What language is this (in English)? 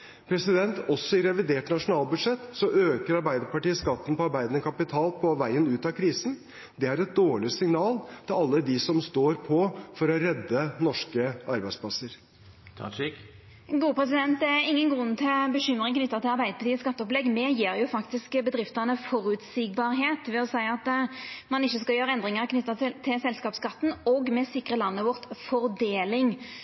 Norwegian